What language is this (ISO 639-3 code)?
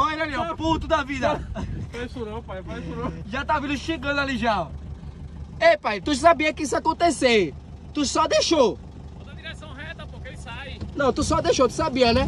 por